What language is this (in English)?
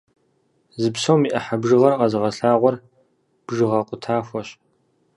Kabardian